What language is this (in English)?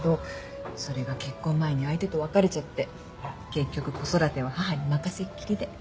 Japanese